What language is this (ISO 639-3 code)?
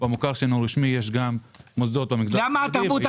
heb